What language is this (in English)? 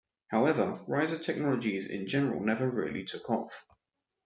English